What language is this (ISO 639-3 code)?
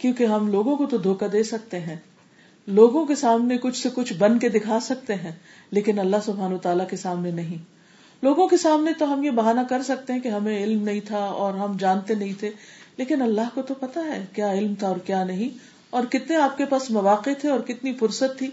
urd